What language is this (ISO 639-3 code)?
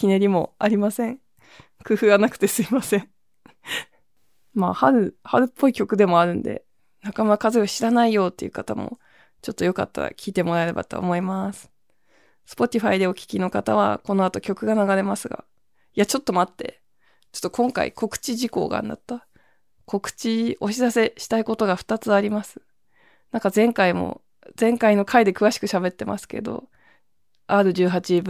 jpn